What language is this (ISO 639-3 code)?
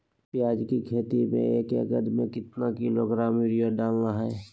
mag